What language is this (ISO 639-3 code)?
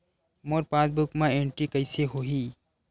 hne